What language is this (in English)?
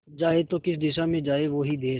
Hindi